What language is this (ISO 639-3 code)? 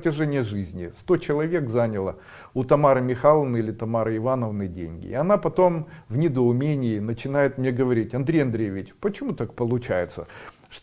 rus